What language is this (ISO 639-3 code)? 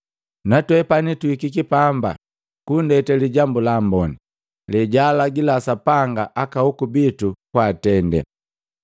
mgv